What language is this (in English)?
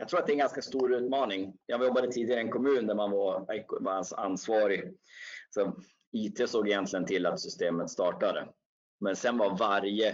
Swedish